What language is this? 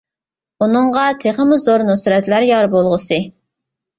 Uyghur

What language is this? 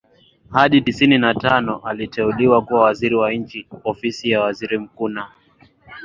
Swahili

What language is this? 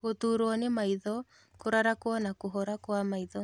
Kikuyu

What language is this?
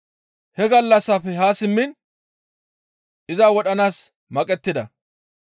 Gamo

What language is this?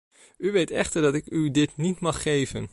Dutch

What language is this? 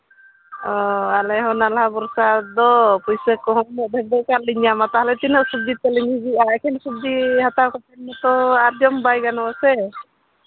Santali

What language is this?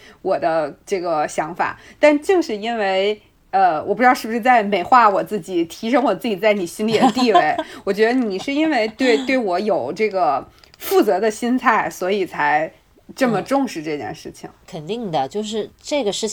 Chinese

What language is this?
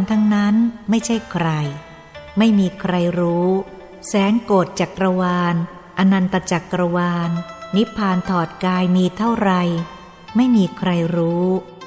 Thai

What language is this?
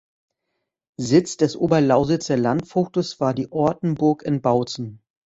German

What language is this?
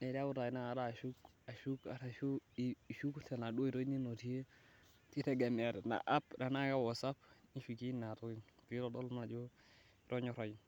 Masai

